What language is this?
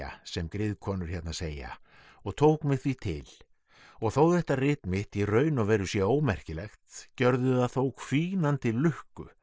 Icelandic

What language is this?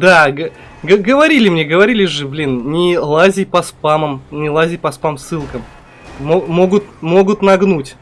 Russian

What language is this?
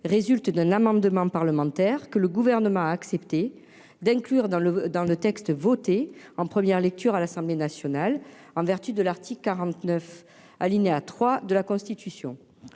French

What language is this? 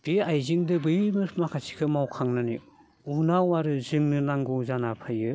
Bodo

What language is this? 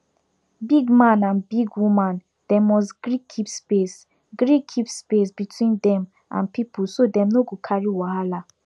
Nigerian Pidgin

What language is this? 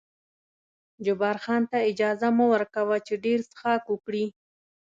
Pashto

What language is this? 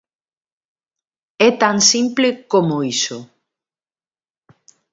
Galician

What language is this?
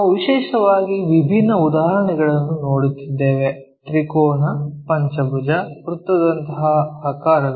Kannada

